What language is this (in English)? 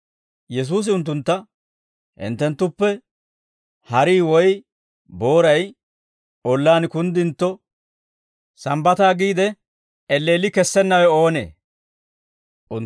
Dawro